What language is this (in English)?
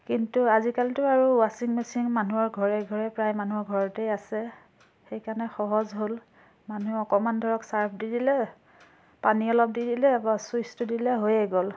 Assamese